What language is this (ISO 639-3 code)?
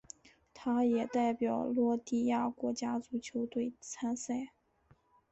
zho